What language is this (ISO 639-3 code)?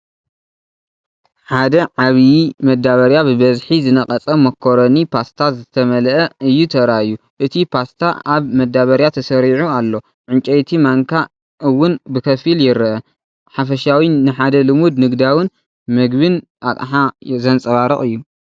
tir